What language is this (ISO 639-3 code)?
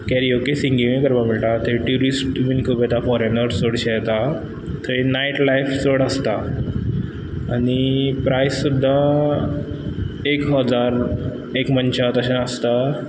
kok